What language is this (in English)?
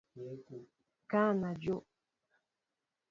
Mbo (Cameroon)